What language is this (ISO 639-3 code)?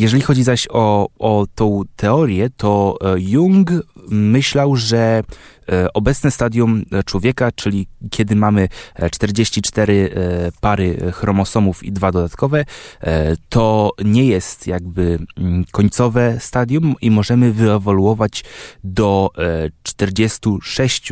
pol